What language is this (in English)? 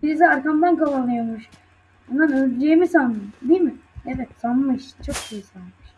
Turkish